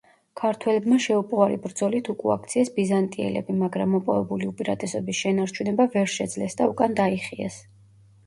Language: Georgian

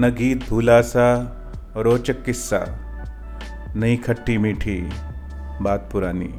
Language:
Hindi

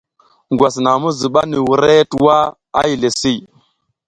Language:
South Giziga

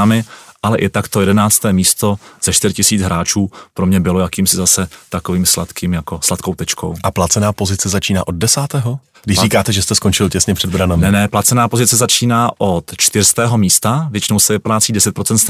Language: Czech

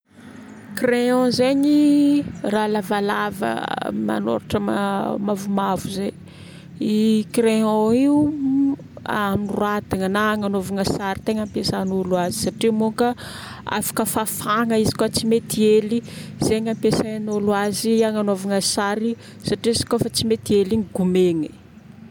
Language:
Northern Betsimisaraka Malagasy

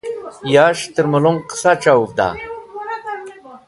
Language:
Wakhi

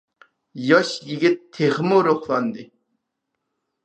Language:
Uyghur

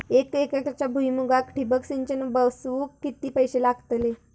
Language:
Marathi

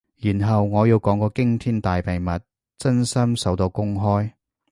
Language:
Cantonese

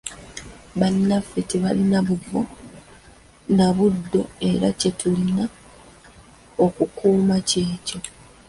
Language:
Ganda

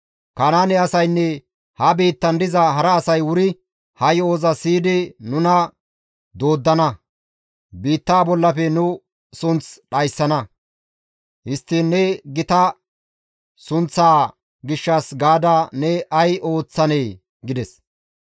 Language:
Gamo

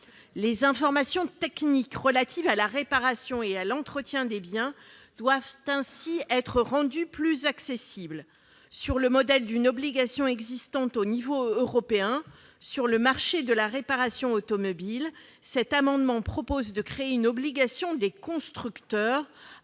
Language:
French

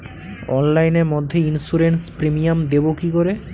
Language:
Bangla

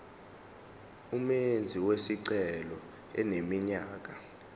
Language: Zulu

